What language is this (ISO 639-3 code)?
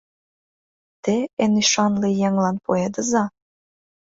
chm